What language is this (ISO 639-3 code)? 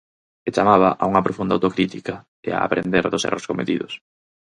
glg